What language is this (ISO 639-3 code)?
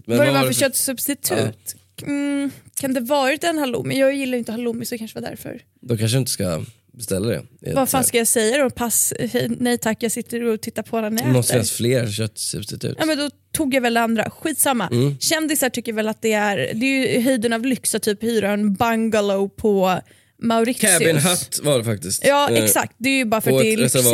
swe